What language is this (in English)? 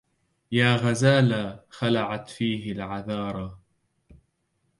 Arabic